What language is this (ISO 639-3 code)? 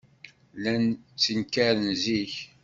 kab